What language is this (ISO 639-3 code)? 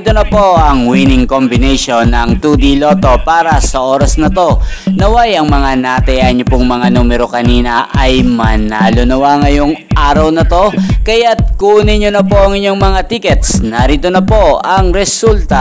fil